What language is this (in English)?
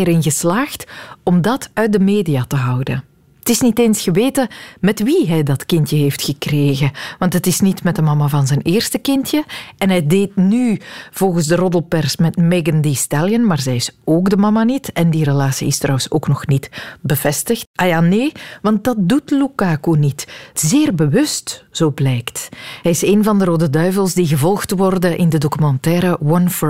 Dutch